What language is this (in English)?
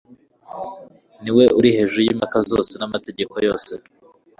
Kinyarwanda